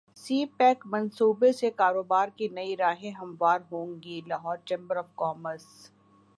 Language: Urdu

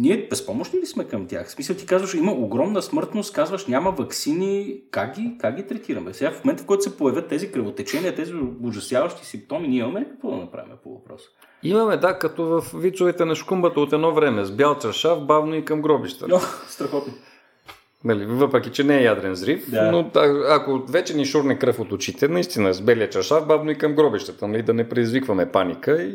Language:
Bulgarian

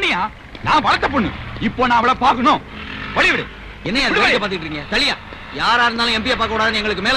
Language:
Tamil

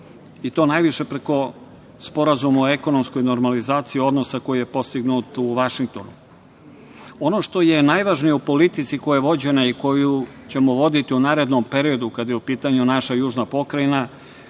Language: Serbian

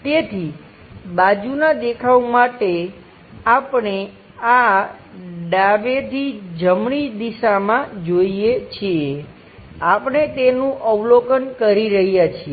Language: Gujarati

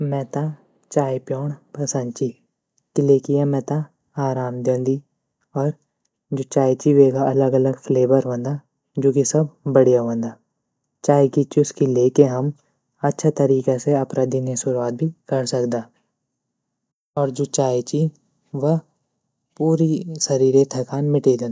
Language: Garhwali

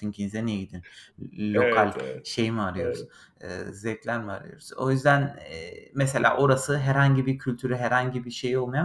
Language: Turkish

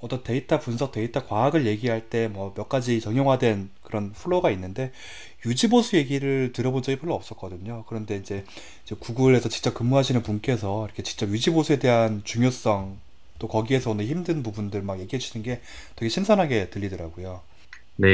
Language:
Korean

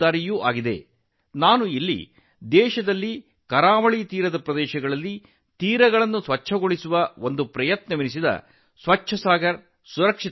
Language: Kannada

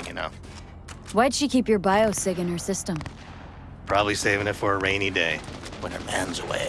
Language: English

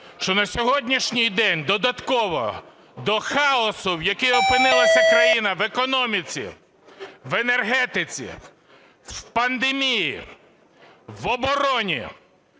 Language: Ukrainian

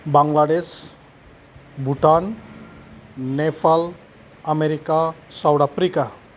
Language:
Bodo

